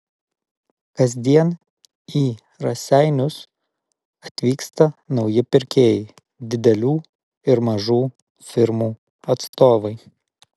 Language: Lithuanian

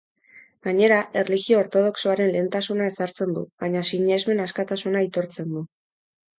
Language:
Basque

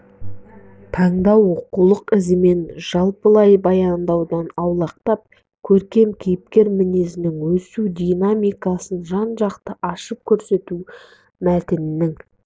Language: Kazakh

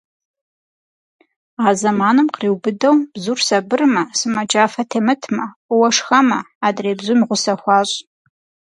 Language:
Kabardian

